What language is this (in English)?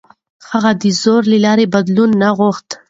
Pashto